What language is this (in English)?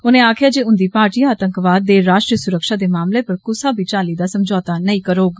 Dogri